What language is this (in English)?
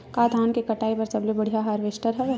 Chhattisgarhi